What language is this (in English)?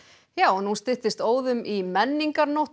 Icelandic